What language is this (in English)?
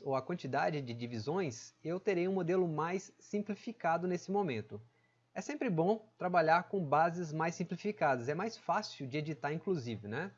Portuguese